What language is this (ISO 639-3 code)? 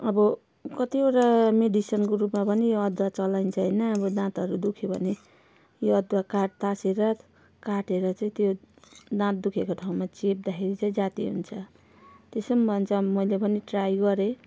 nep